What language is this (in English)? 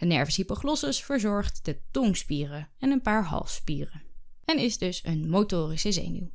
Dutch